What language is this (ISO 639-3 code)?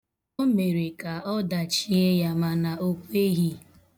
ibo